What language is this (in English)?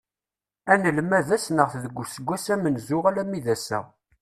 Kabyle